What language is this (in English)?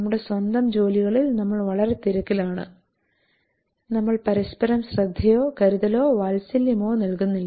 Malayalam